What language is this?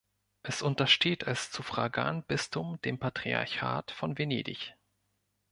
German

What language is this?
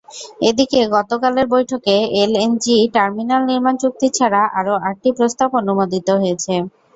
Bangla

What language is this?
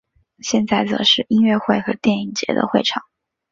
Chinese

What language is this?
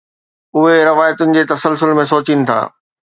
Sindhi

